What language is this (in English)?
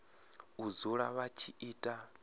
Venda